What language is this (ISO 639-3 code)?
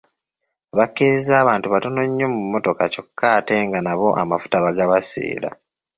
lug